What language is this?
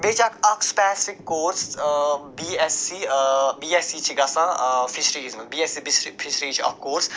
Kashmiri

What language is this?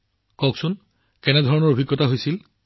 Assamese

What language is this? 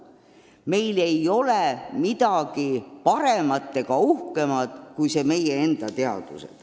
Estonian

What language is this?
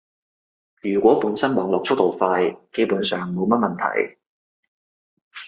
Cantonese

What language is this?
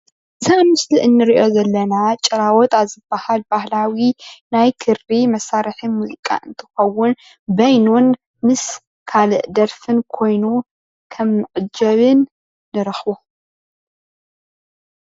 Tigrinya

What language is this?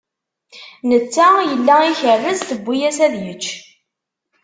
Kabyle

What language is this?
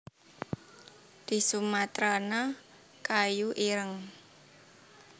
Javanese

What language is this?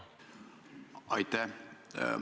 Estonian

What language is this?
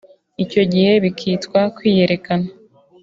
Kinyarwanda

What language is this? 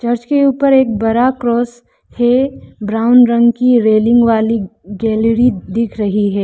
Hindi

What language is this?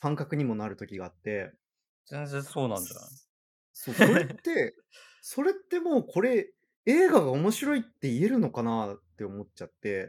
Japanese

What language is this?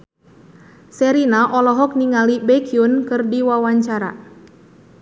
Sundanese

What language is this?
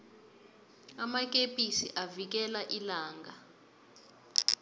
South Ndebele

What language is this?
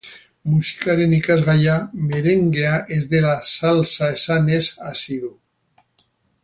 Basque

